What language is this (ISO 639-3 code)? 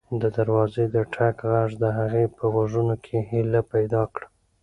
pus